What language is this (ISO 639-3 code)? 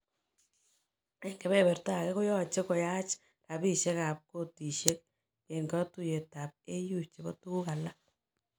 kln